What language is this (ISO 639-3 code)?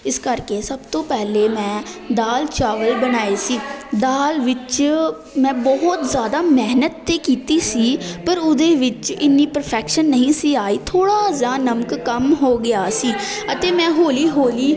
pan